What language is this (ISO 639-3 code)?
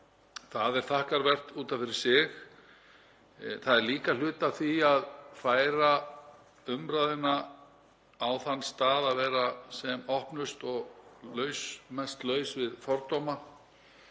isl